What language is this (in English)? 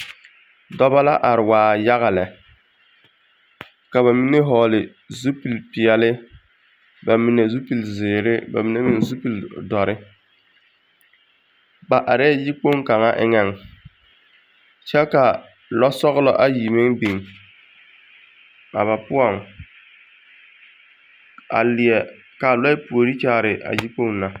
Southern Dagaare